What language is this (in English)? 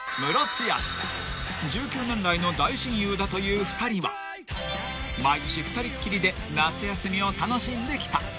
Japanese